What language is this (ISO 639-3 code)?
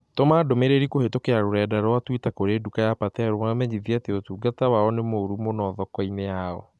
kik